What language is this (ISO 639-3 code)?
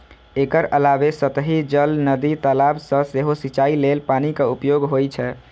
mai